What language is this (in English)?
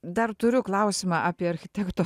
Lithuanian